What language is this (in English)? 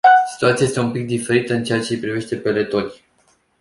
Romanian